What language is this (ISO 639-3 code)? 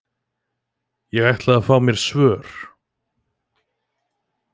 isl